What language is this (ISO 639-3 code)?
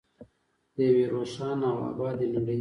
pus